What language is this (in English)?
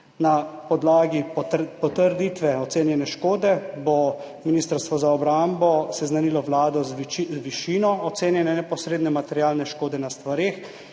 Slovenian